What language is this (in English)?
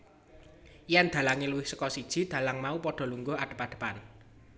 Javanese